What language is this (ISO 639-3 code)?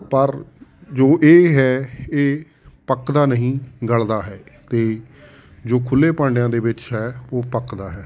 pan